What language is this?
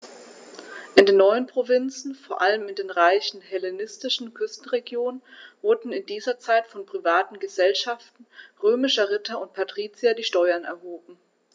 German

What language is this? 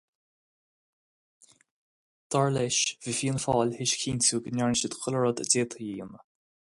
Irish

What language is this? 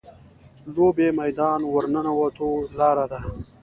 Pashto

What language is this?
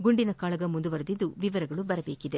Kannada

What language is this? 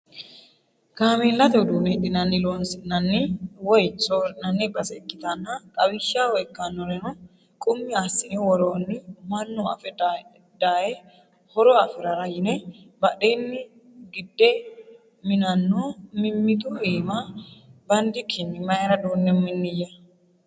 Sidamo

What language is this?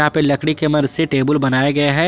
Hindi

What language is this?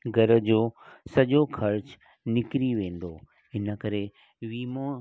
Sindhi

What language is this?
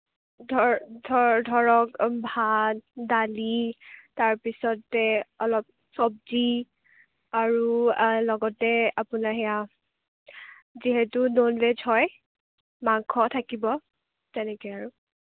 Assamese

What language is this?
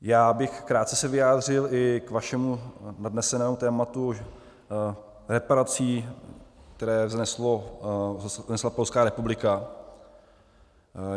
Czech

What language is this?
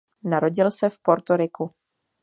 Czech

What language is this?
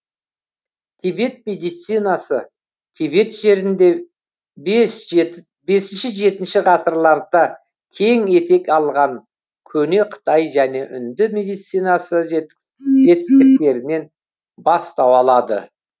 Kazakh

